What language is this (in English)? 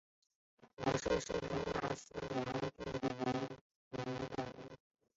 Chinese